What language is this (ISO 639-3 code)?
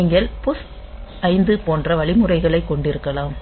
tam